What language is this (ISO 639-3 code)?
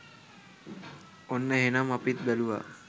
sin